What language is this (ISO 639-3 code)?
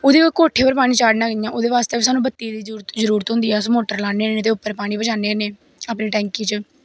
doi